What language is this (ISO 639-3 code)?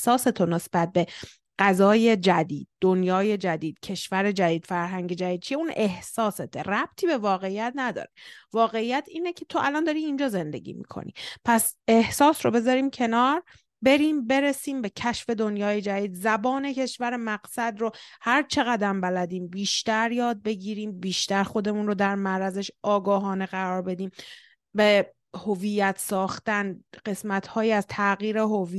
fas